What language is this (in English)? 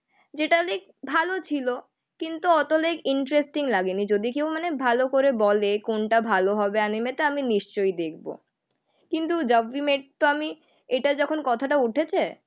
Bangla